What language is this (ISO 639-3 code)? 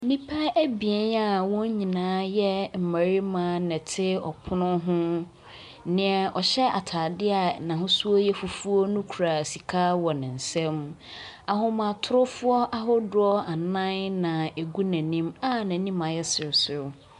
aka